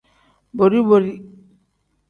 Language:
Tem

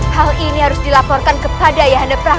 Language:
Indonesian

